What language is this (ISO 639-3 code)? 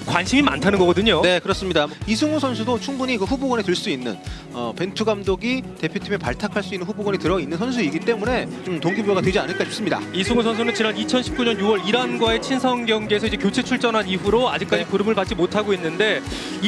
kor